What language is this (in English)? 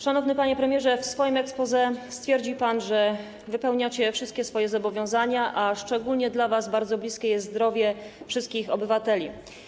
Polish